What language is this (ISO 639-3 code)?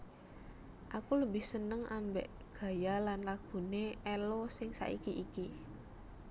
jav